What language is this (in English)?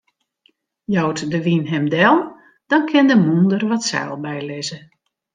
Western Frisian